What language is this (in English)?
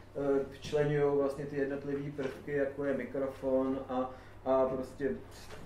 Czech